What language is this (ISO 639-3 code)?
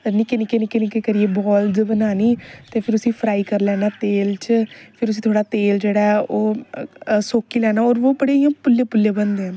doi